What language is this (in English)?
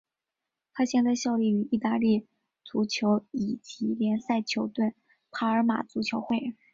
Chinese